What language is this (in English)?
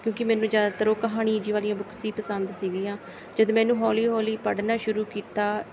Punjabi